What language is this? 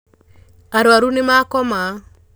Kikuyu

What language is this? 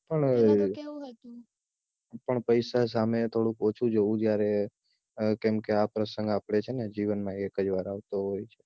Gujarati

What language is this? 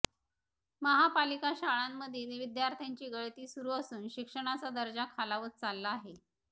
Marathi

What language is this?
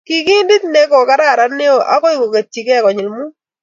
Kalenjin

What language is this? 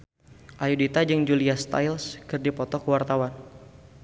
Sundanese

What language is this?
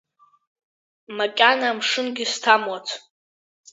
Abkhazian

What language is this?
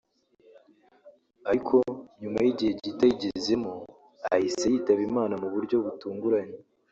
Kinyarwanda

